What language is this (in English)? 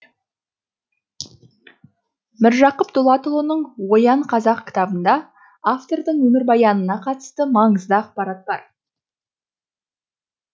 Kazakh